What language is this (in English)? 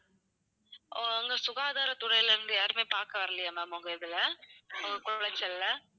Tamil